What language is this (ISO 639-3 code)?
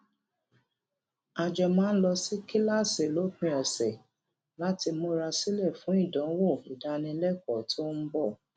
yor